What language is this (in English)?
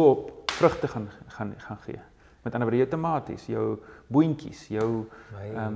Dutch